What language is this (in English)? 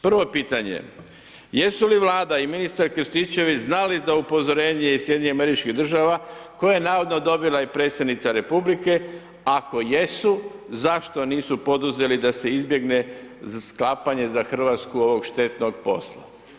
Croatian